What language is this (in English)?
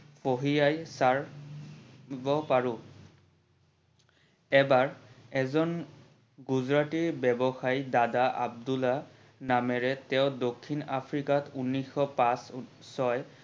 Assamese